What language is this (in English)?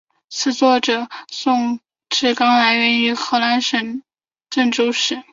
Chinese